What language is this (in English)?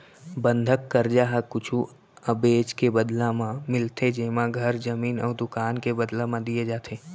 Chhattisgarhi